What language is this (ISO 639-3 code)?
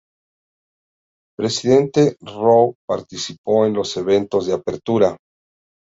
spa